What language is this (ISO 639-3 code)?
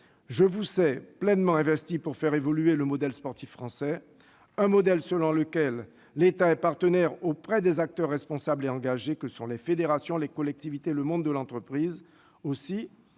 fra